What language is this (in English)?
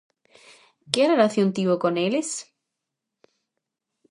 Galician